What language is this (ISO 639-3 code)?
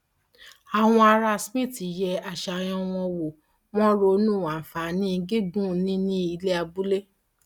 yor